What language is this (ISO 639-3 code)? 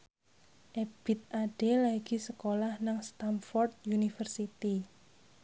jav